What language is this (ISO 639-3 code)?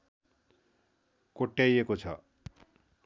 nep